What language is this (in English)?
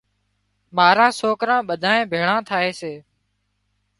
Wadiyara Koli